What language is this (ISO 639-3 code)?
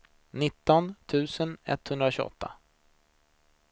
swe